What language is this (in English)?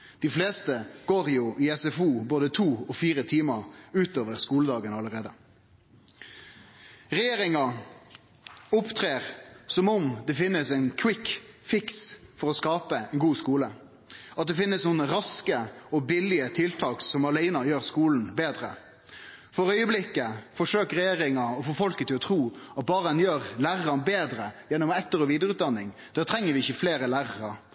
Norwegian Nynorsk